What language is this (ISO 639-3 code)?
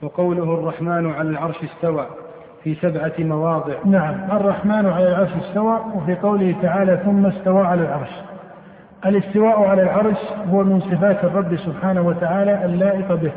ara